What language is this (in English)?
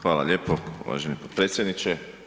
Croatian